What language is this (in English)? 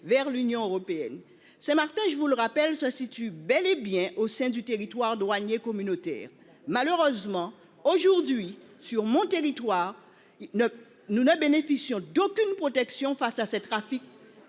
French